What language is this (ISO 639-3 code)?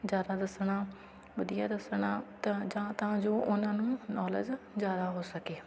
pan